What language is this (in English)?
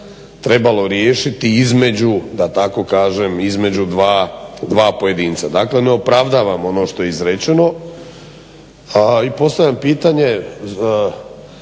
Croatian